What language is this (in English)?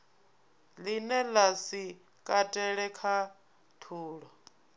Venda